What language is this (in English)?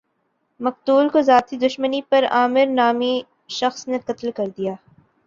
Urdu